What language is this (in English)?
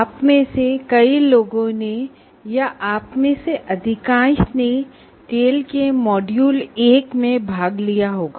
Hindi